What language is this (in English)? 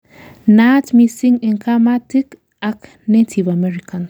Kalenjin